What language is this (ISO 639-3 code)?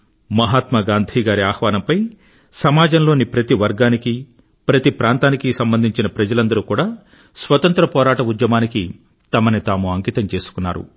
tel